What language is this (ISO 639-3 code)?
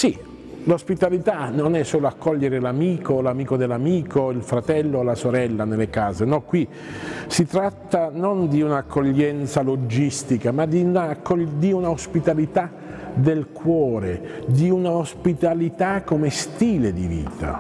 ita